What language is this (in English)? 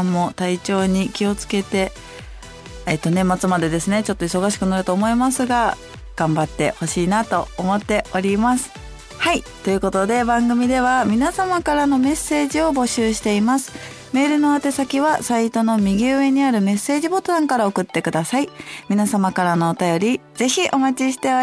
Japanese